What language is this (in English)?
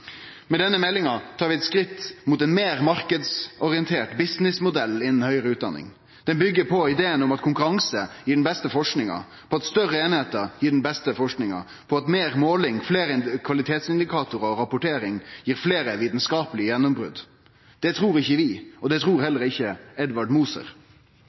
Norwegian Nynorsk